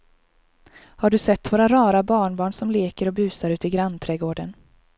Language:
Swedish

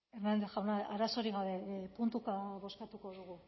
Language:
Basque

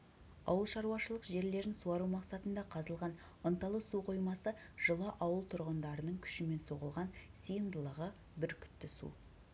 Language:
Kazakh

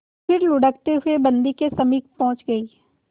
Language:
Hindi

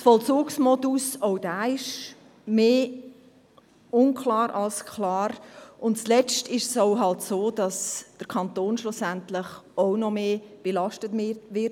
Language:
Swiss German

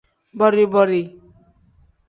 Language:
Tem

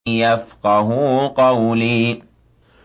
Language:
Arabic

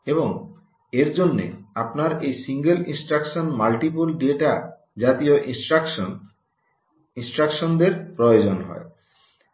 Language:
Bangla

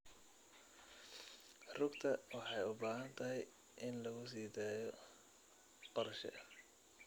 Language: Somali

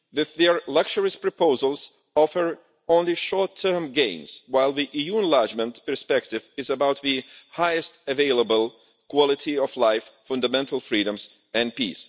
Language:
English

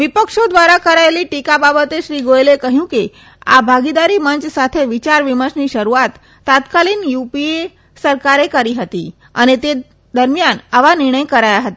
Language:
Gujarati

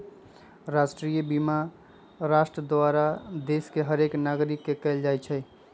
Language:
Magahi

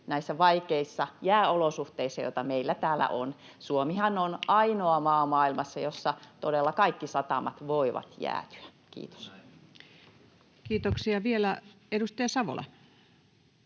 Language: Finnish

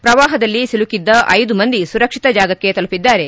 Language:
Kannada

